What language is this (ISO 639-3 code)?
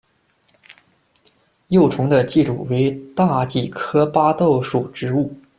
zho